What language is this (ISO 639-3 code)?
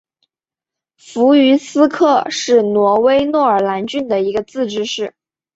zho